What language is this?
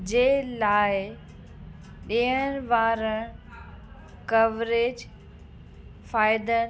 Sindhi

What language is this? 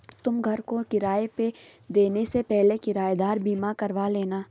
Hindi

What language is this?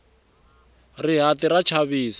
Tsonga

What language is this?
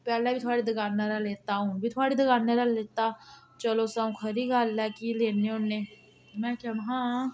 Dogri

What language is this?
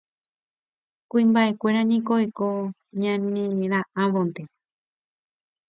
Guarani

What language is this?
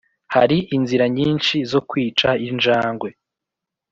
Kinyarwanda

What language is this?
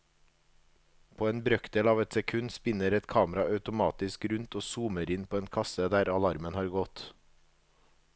Norwegian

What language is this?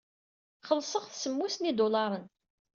Kabyle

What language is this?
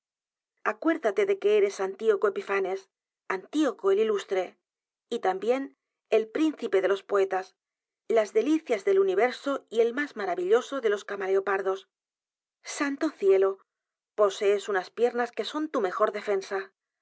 Spanish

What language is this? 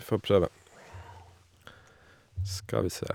Norwegian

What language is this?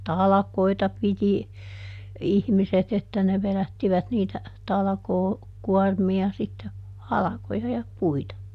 Finnish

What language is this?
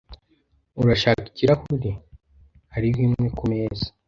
Kinyarwanda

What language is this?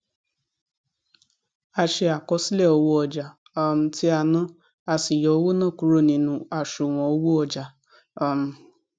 Yoruba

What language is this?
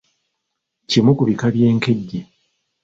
Ganda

